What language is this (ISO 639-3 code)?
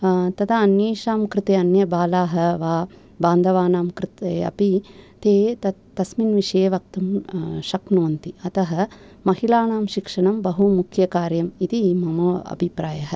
san